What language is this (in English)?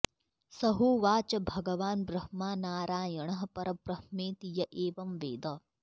Sanskrit